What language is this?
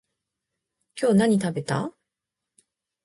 Japanese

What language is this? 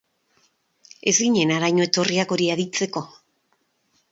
Basque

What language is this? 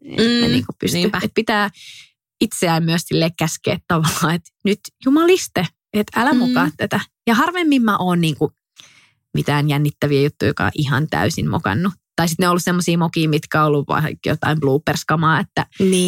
Finnish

